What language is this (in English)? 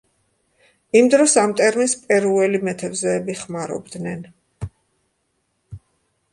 Georgian